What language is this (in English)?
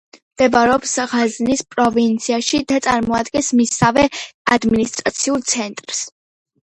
Georgian